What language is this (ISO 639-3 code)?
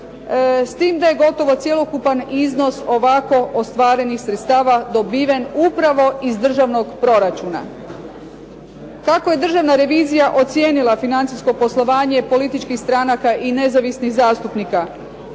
hrv